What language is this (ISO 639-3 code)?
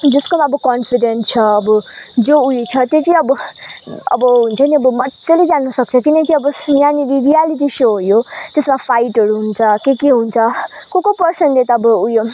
nep